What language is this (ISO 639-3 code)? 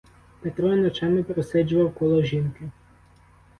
ukr